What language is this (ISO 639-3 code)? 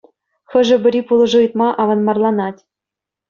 chv